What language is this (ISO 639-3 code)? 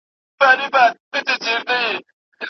pus